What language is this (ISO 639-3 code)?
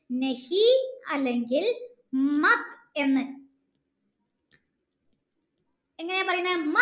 mal